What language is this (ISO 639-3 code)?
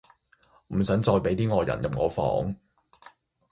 yue